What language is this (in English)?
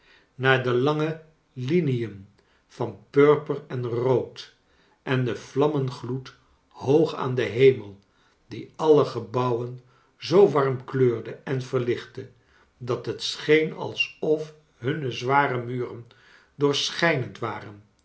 Dutch